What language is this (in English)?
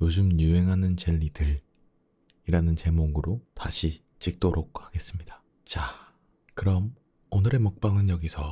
Korean